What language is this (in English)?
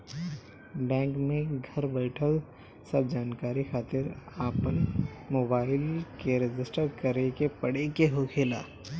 Bhojpuri